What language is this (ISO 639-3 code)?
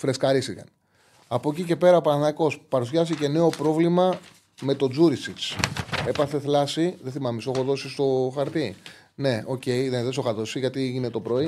ell